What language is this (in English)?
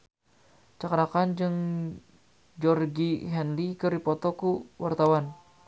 Sundanese